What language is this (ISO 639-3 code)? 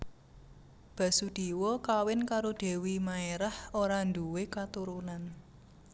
jav